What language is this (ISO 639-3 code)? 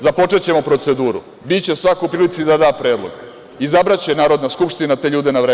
srp